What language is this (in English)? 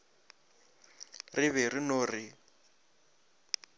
Northern Sotho